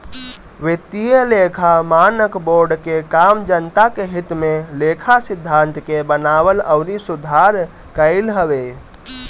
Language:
Bhojpuri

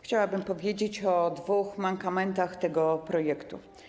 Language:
Polish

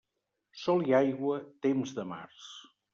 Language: Catalan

